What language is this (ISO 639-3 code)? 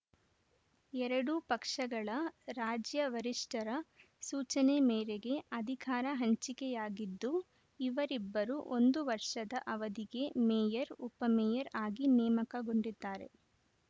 kan